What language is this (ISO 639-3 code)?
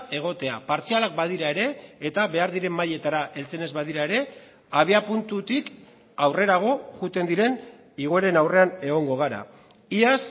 eus